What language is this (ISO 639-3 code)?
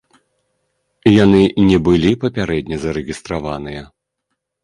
bel